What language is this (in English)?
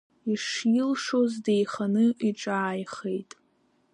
Abkhazian